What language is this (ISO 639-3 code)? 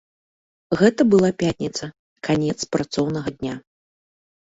bel